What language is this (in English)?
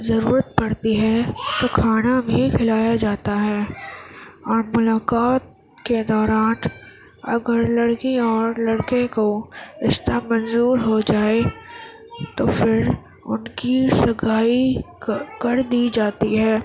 Urdu